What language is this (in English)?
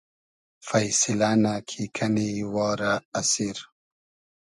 Hazaragi